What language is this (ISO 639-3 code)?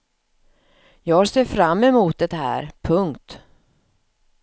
swe